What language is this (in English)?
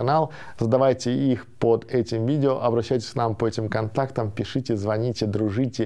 Russian